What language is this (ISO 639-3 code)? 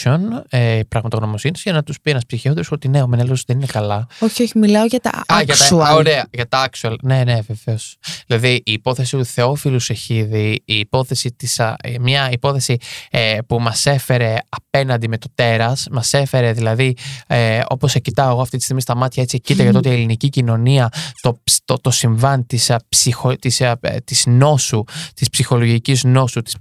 ell